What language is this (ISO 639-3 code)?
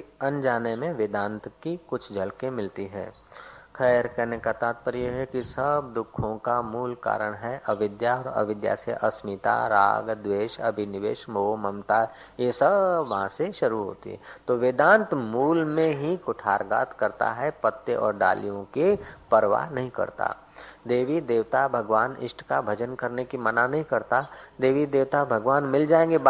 hin